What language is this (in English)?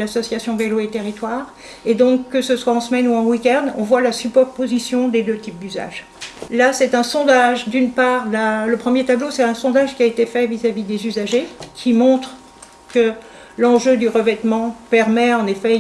French